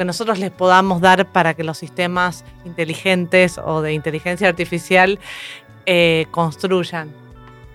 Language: Spanish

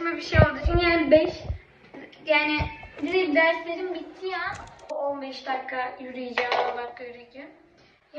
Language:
Turkish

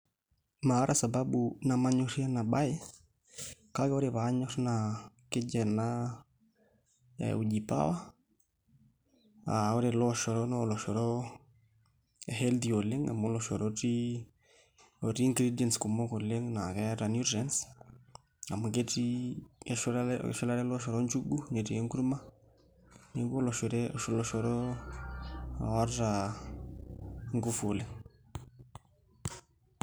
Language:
Masai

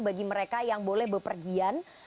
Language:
Indonesian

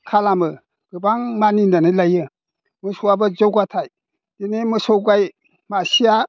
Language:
Bodo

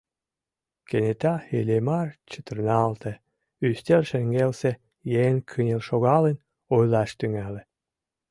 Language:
Mari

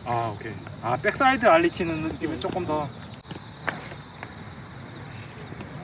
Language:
Korean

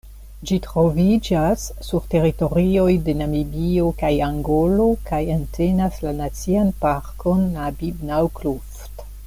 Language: Esperanto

